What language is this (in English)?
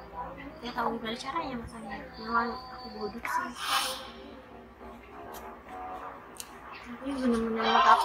Indonesian